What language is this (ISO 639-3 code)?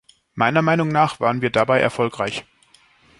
deu